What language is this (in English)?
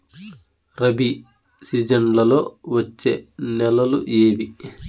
Telugu